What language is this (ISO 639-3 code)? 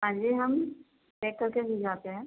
urd